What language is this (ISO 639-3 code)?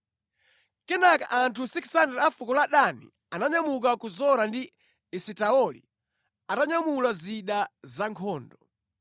nya